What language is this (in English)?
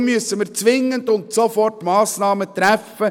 Swiss German